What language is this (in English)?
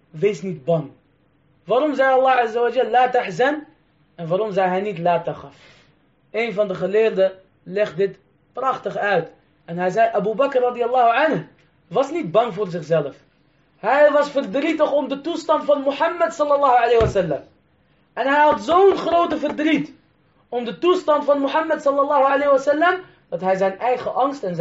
Dutch